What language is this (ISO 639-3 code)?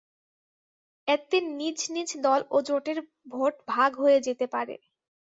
ben